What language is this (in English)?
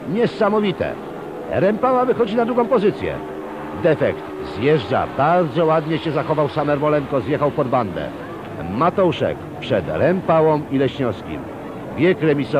Polish